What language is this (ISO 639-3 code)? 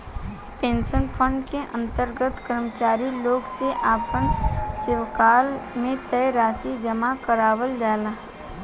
bho